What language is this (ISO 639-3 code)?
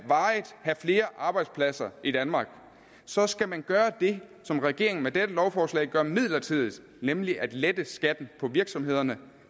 dan